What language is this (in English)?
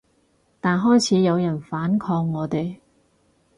Cantonese